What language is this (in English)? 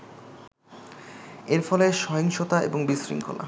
Bangla